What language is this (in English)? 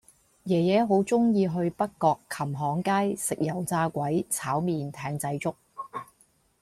Cantonese